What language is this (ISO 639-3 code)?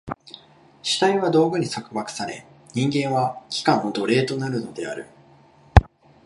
jpn